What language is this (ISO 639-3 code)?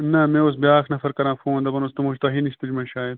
kas